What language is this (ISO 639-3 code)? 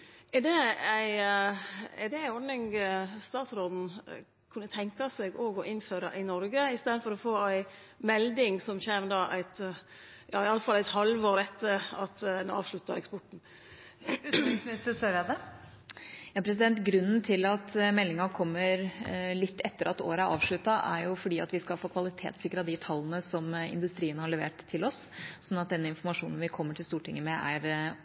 nor